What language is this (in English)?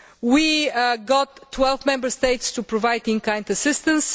English